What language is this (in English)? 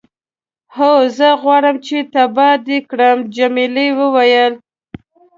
Pashto